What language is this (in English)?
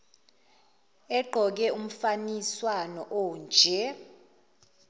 Zulu